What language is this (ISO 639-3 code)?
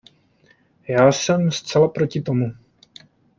ces